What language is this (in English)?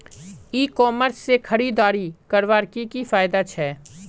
Magahi